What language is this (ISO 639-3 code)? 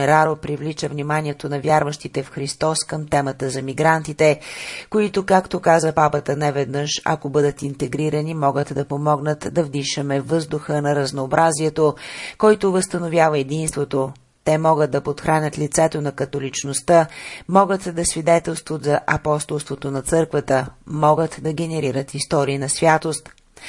bul